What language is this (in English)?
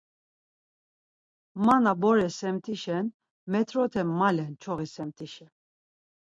Laz